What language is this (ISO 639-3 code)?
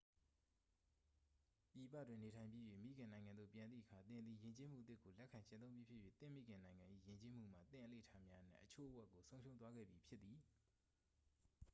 mya